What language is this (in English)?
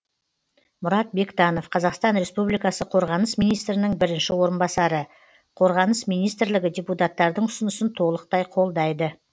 Kazakh